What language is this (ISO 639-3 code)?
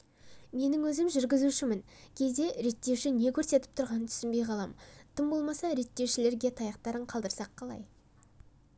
kaz